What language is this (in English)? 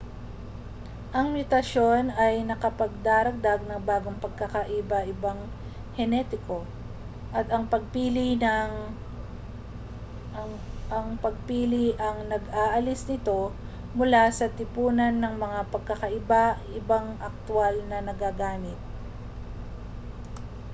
Filipino